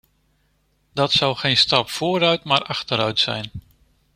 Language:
Dutch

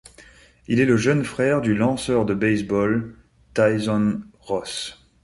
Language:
French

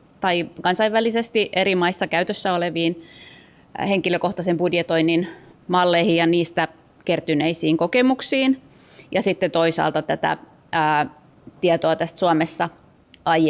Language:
Finnish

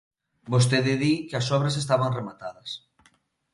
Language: Galician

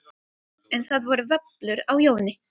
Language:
Icelandic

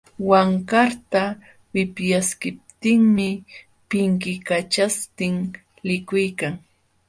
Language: Jauja Wanca Quechua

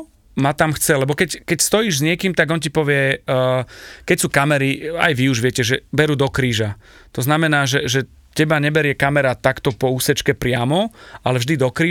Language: Slovak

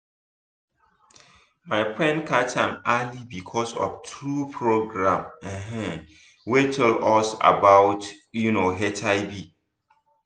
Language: Nigerian Pidgin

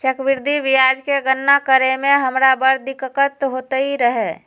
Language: Magahi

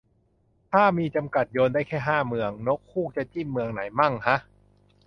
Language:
Thai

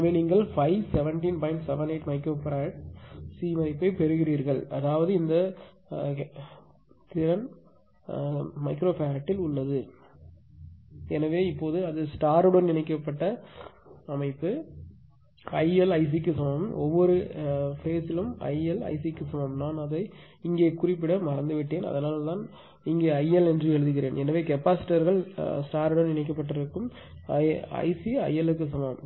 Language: Tamil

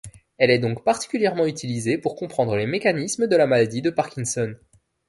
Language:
French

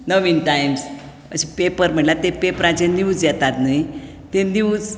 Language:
Konkani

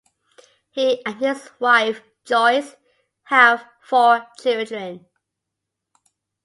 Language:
English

